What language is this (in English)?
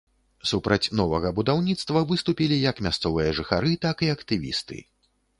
Belarusian